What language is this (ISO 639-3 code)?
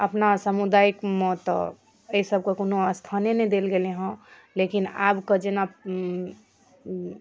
mai